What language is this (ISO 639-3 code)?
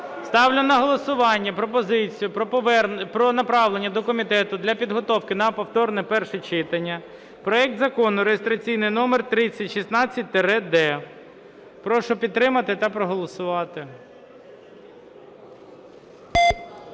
ukr